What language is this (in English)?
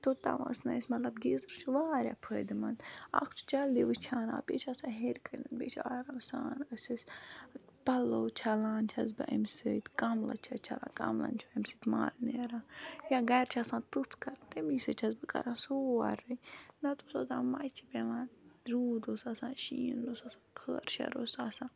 Kashmiri